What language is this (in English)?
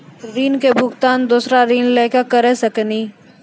Maithili